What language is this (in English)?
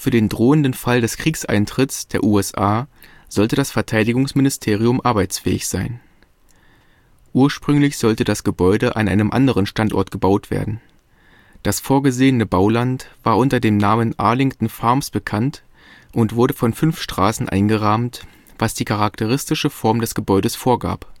German